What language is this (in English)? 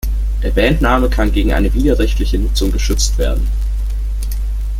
German